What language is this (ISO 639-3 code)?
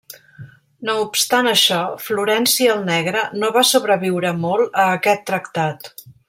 cat